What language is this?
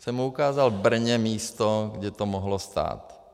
Czech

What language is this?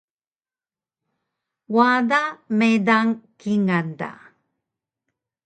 Taroko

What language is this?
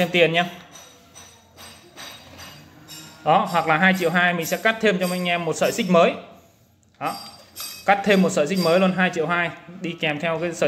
Vietnamese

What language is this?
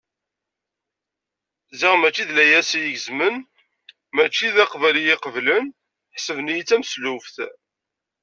Kabyle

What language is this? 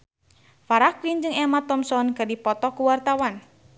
Sundanese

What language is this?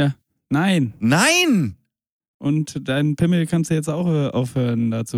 German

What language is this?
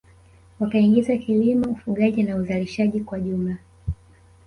Swahili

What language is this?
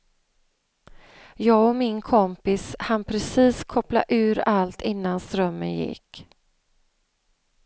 Swedish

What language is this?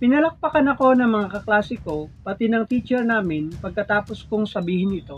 Filipino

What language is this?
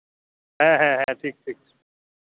Santali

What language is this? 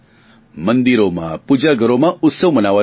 Gujarati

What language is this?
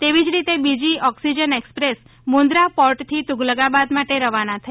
Gujarati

